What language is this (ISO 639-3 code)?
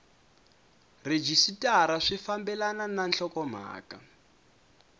tso